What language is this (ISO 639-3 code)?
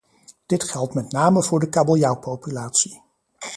nld